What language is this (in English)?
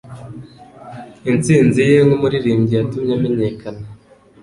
Kinyarwanda